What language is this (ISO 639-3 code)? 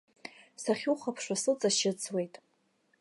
abk